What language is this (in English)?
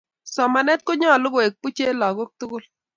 Kalenjin